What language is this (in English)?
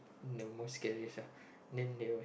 English